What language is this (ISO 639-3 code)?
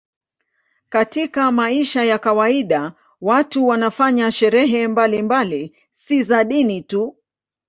swa